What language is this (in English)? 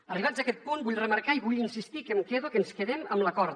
Catalan